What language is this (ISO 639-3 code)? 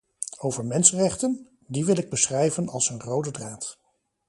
nld